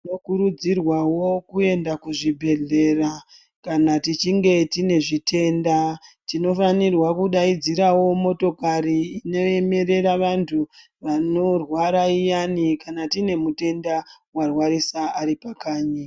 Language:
Ndau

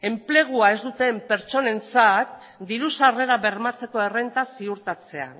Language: Basque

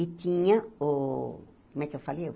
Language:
Portuguese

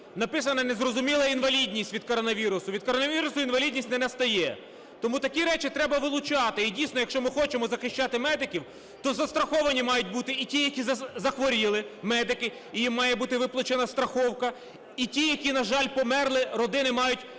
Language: Ukrainian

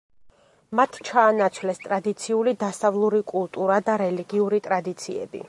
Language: Georgian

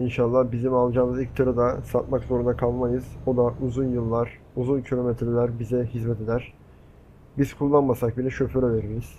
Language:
Turkish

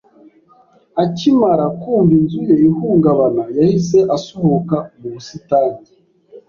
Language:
Kinyarwanda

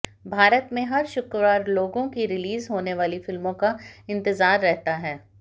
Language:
Hindi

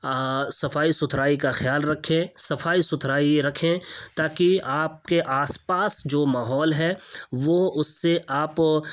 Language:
Urdu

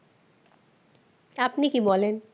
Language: Bangla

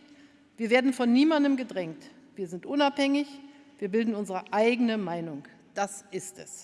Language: German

